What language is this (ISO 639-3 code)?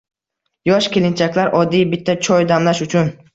uzb